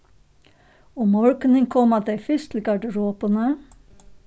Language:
Faroese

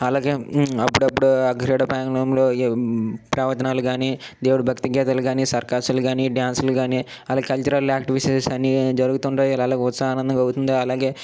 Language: Telugu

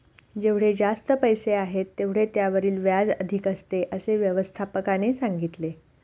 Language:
Marathi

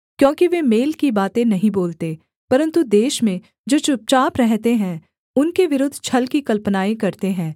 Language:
Hindi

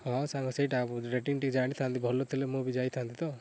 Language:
Odia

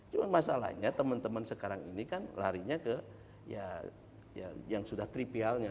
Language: Indonesian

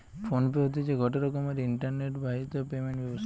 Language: Bangla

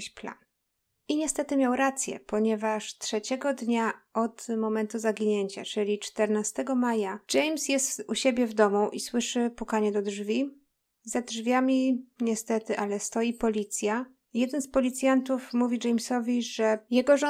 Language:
Polish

